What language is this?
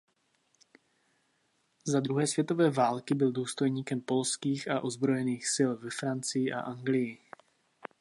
Czech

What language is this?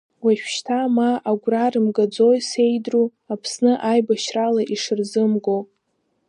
Abkhazian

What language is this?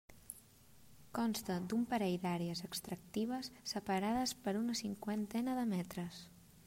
Catalan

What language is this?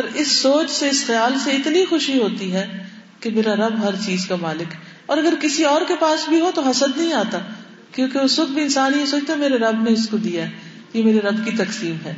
Urdu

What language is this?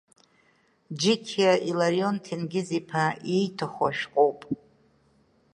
Abkhazian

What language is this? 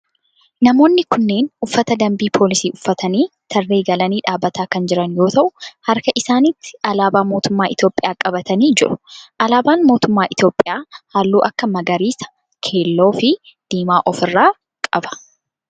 Oromo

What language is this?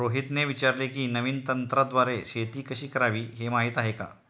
Marathi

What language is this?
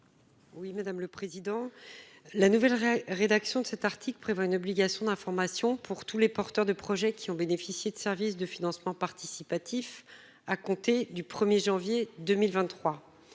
French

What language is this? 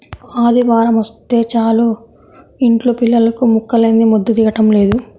Telugu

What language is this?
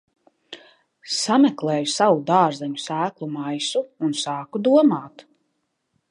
Latvian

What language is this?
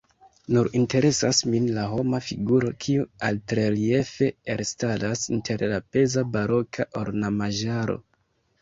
Esperanto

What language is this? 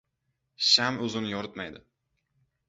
Uzbek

